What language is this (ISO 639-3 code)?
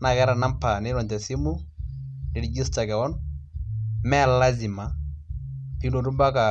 mas